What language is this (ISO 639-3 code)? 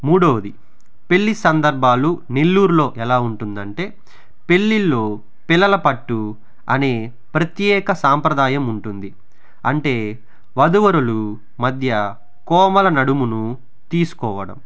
tel